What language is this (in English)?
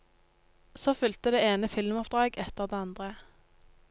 Norwegian